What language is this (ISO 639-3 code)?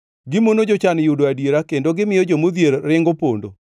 luo